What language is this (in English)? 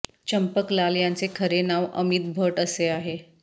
Marathi